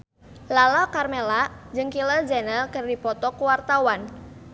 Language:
Sundanese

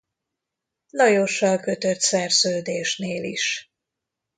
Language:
Hungarian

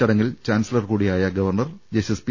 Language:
Malayalam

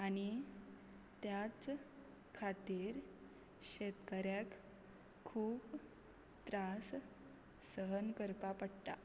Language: Konkani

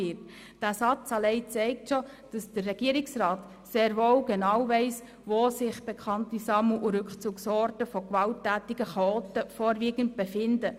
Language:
Swiss German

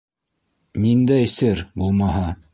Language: Bashkir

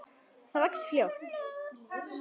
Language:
Icelandic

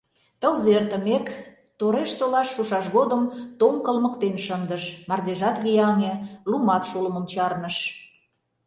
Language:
Mari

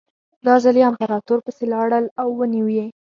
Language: Pashto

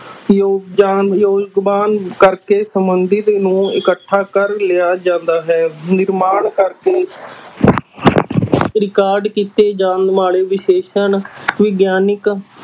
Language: Punjabi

